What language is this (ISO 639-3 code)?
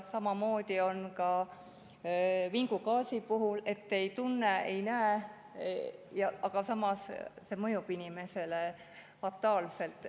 est